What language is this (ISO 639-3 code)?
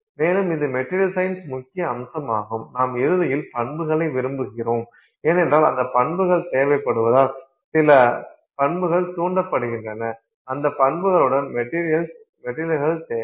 tam